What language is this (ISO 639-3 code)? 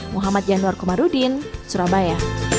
ind